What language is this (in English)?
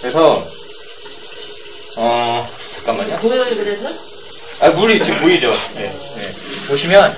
Korean